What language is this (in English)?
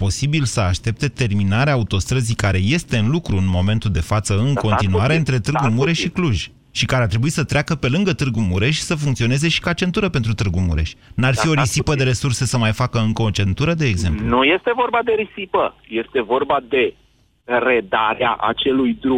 Romanian